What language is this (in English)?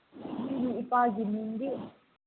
Manipuri